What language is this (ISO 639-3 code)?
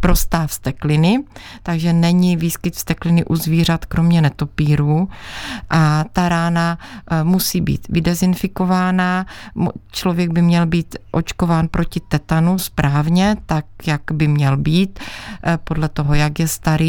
ces